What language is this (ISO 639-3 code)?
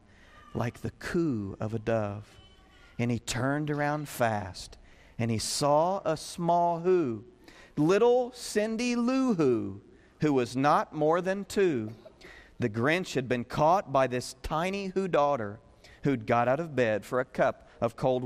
eng